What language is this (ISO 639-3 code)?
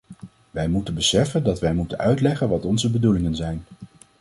nld